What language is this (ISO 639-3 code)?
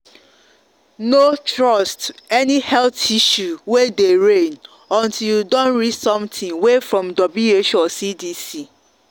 pcm